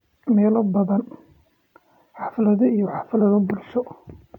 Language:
Somali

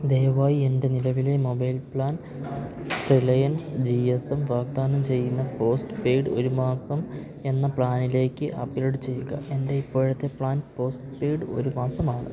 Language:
Malayalam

